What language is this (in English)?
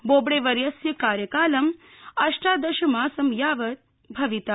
Sanskrit